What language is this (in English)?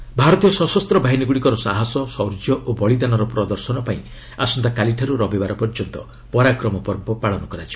Odia